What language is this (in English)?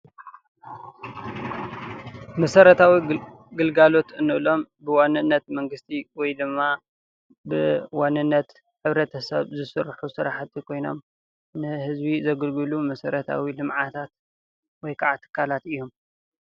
Tigrinya